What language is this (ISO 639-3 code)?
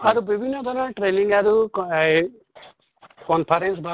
asm